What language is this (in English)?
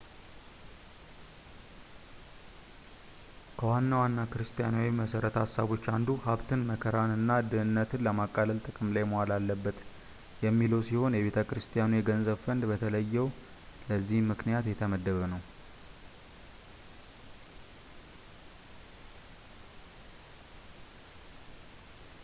Amharic